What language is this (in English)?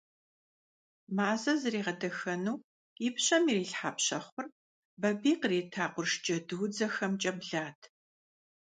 Kabardian